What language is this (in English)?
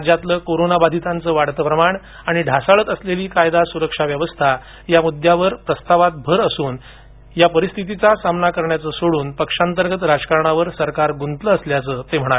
Marathi